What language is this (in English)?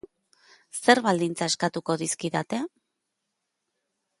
Basque